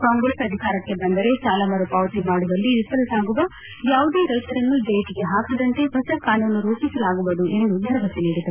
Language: Kannada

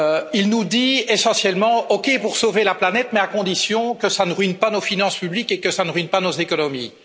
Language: French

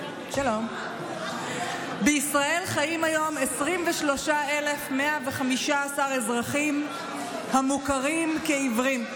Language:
Hebrew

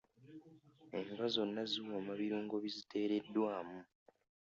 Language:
Ganda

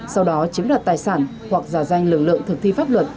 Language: Vietnamese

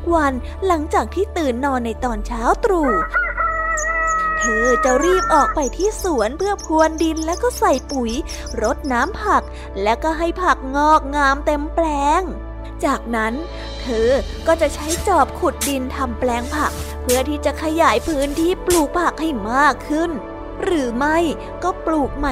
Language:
Thai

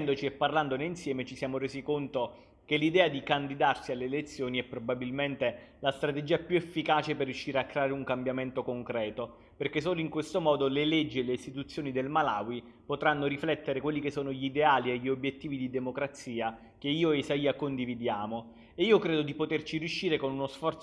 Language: Italian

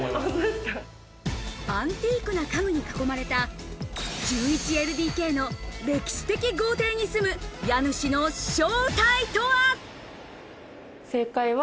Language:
Japanese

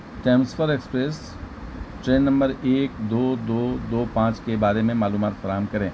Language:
Urdu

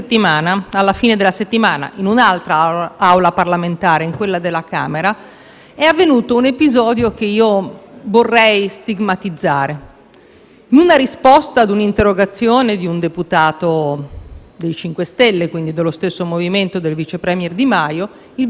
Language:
Italian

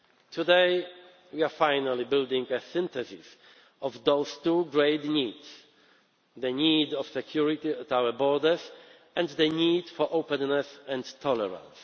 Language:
English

